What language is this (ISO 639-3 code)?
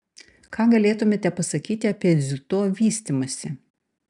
lit